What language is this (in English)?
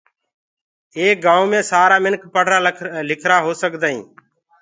Gurgula